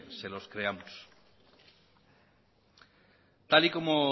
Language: Spanish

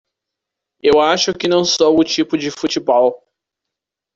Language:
Portuguese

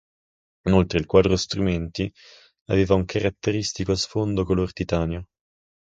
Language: Italian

